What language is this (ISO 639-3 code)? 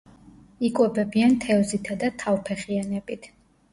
kat